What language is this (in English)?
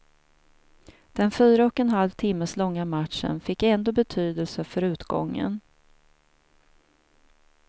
Swedish